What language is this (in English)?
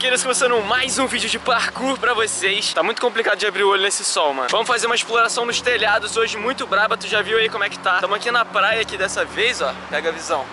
Portuguese